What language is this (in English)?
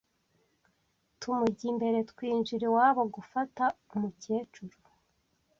Kinyarwanda